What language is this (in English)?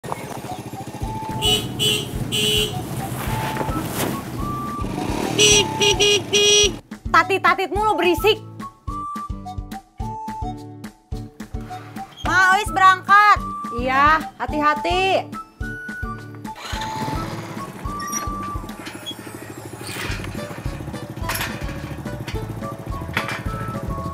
Indonesian